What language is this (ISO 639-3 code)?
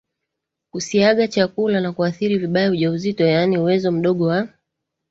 swa